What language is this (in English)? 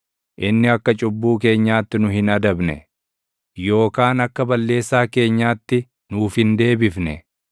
Oromo